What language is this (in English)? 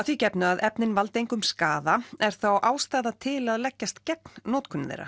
Icelandic